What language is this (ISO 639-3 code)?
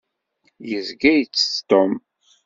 kab